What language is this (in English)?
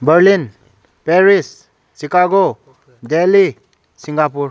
Manipuri